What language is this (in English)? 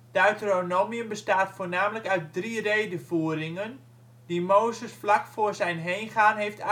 Dutch